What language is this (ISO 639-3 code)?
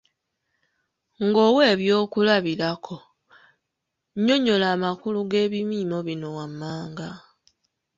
lug